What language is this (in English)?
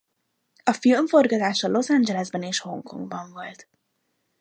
Hungarian